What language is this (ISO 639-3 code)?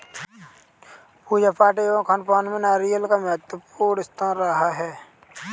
hin